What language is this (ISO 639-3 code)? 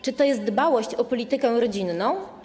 pol